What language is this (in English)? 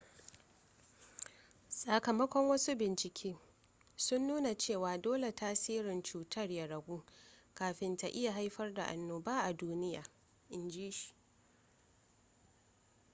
Hausa